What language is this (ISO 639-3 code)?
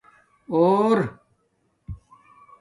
dmk